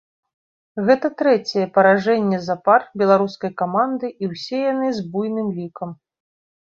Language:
Belarusian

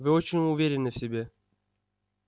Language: Russian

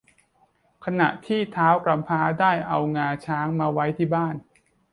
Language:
Thai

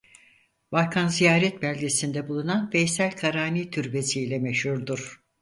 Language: Turkish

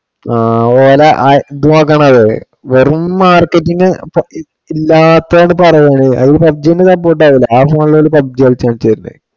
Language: Malayalam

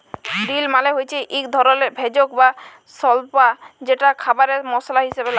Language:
Bangla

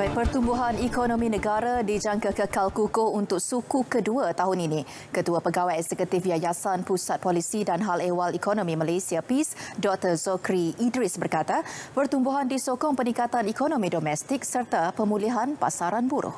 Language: Malay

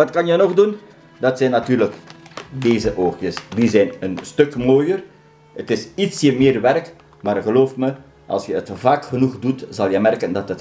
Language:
Dutch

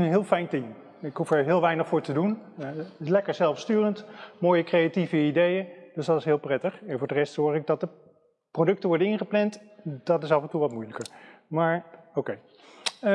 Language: Dutch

